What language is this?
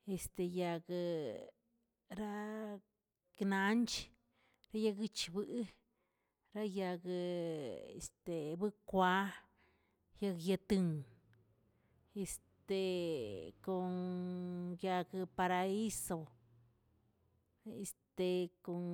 Tilquiapan Zapotec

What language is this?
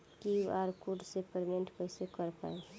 Bhojpuri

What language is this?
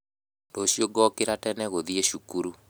Kikuyu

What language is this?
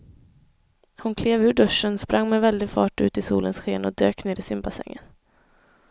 Swedish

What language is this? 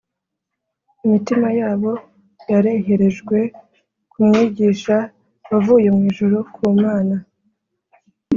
Kinyarwanda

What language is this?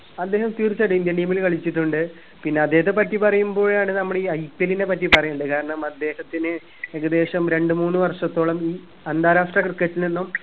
Malayalam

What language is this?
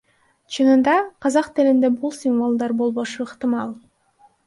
Kyrgyz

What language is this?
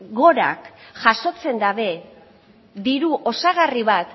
Basque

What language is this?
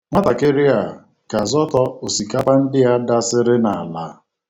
Igbo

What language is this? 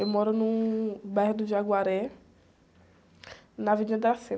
Portuguese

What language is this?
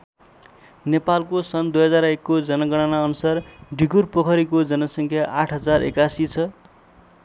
Nepali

